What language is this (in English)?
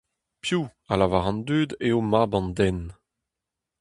Breton